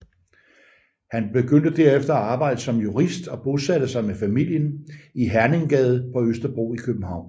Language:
Danish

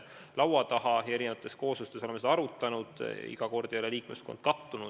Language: Estonian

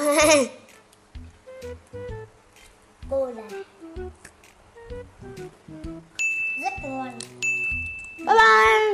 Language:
Vietnamese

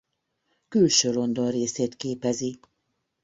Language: Hungarian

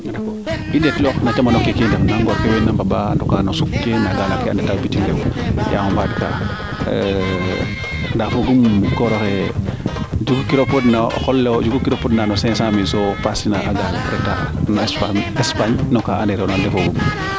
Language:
Serer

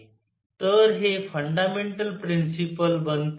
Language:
Marathi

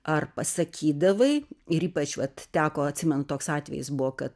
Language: Lithuanian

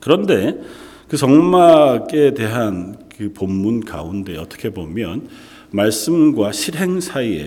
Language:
Korean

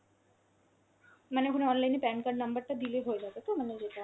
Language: Bangla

